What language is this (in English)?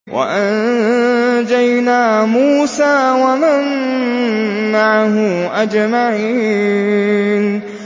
Arabic